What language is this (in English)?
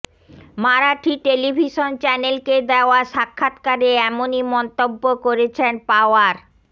Bangla